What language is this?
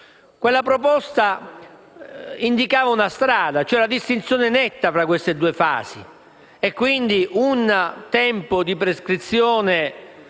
Italian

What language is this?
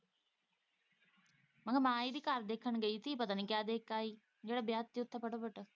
Punjabi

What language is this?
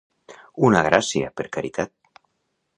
Catalan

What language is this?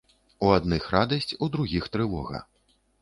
Belarusian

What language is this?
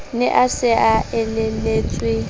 Southern Sotho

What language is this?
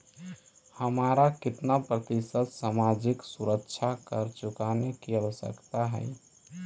Magahi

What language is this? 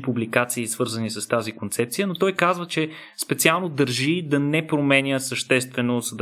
Bulgarian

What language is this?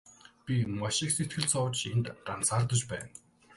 Mongolian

